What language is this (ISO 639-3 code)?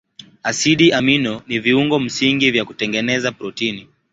swa